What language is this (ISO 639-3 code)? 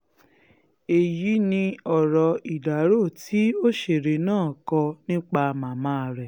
yor